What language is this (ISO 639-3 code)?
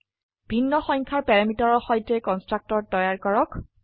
asm